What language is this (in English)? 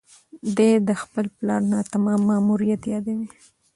Pashto